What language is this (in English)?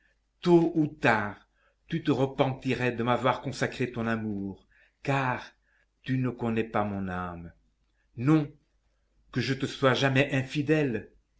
French